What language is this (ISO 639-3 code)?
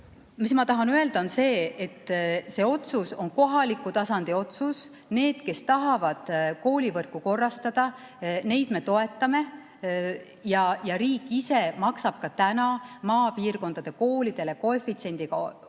est